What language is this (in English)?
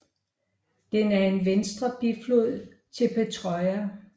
Danish